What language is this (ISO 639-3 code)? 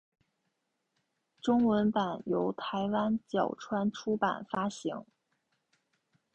zho